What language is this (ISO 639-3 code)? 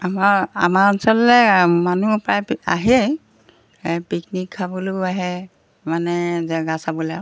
asm